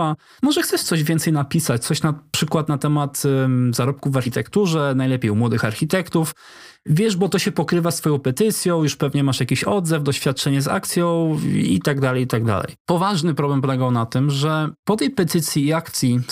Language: Polish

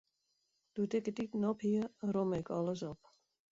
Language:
Western Frisian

